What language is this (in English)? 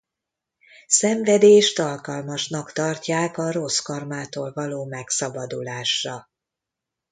Hungarian